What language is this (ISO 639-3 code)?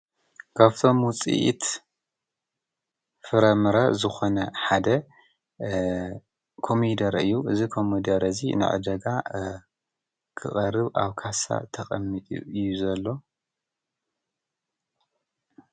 tir